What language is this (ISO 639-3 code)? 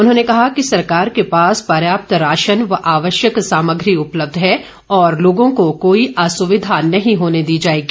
hin